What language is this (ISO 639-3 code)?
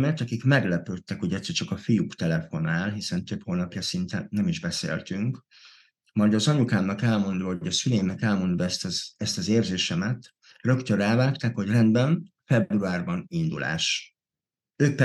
hun